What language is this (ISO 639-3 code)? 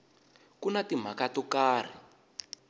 tso